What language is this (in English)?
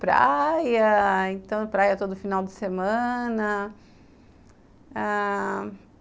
Portuguese